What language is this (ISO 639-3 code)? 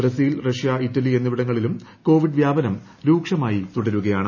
mal